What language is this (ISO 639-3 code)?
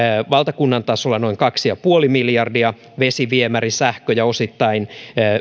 fin